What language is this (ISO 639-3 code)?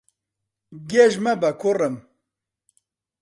ckb